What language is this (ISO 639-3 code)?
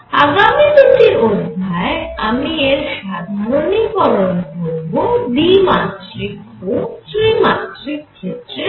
ben